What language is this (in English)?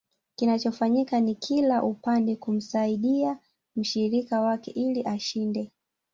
Swahili